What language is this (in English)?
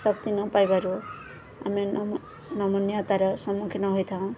Odia